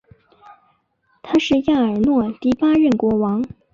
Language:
Chinese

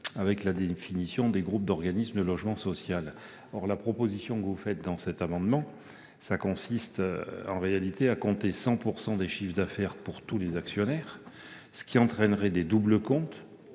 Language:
French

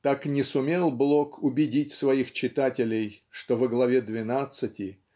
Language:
Russian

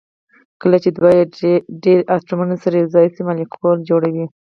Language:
Pashto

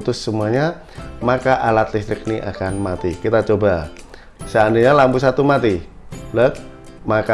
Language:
Indonesian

